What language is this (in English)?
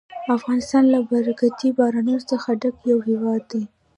Pashto